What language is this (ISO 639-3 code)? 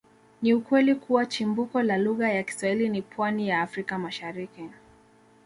swa